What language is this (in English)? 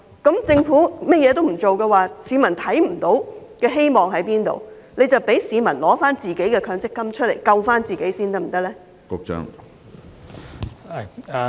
Cantonese